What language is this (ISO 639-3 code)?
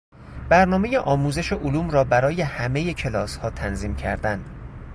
fas